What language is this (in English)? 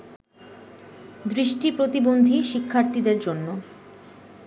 Bangla